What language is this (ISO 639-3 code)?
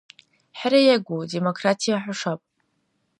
dar